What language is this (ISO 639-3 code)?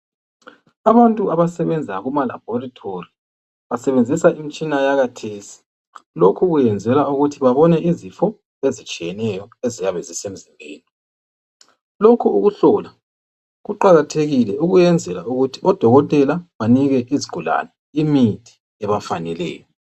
nde